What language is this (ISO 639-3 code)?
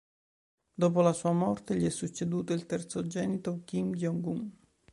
ita